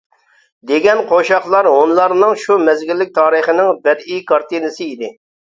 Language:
Uyghur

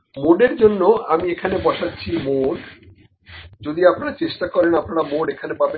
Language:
Bangla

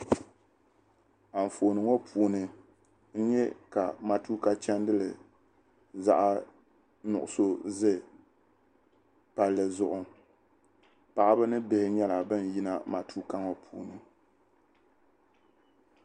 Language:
Dagbani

